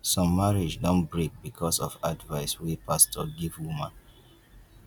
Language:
Nigerian Pidgin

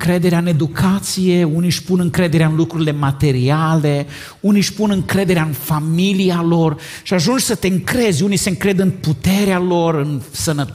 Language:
Romanian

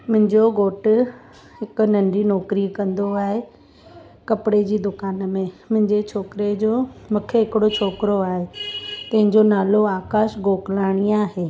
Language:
Sindhi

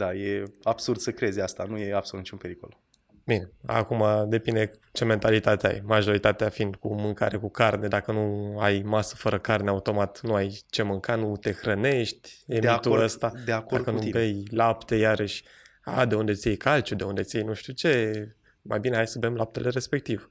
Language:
Romanian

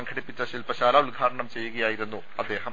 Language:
Malayalam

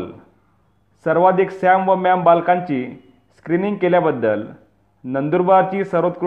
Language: Marathi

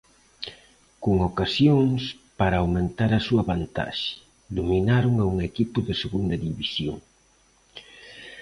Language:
Galician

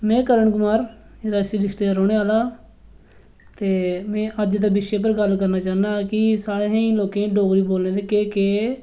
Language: Dogri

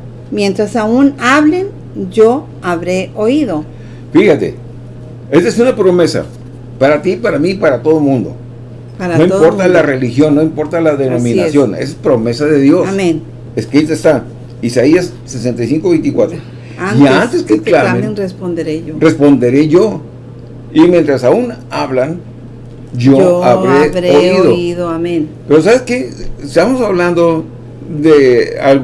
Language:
Spanish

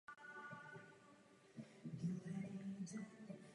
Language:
Czech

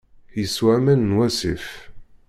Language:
Kabyle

